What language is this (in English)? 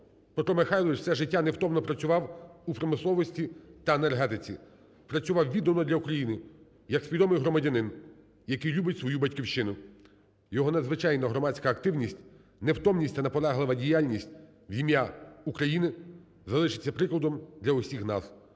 Ukrainian